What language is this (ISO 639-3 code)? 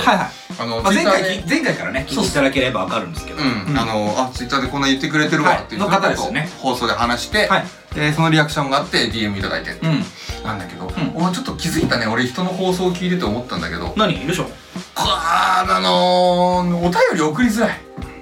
jpn